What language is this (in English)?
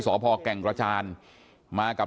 Thai